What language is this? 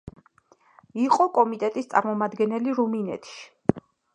Georgian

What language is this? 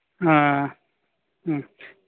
Maithili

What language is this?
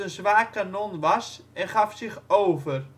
Dutch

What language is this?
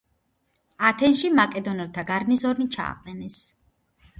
Georgian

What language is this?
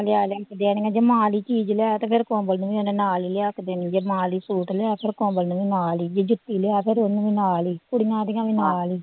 Punjabi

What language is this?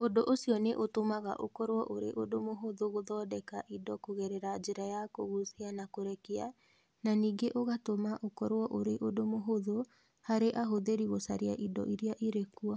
Kikuyu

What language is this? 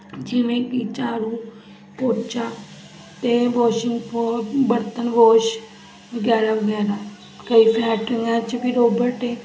Punjabi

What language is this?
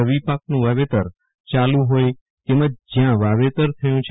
Gujarati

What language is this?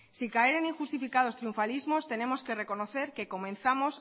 Spanish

